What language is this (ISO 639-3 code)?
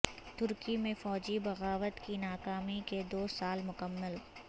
urd